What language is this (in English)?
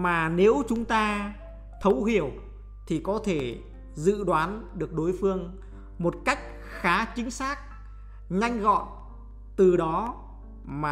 Vietnamese